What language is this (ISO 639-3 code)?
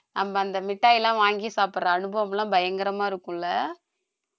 tam